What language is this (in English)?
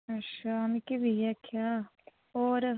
Dogri